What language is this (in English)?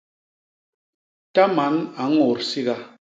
Basaa